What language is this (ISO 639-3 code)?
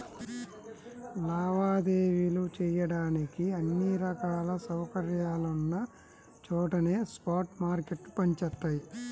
tel